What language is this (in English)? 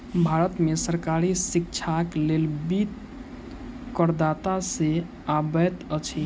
Maithili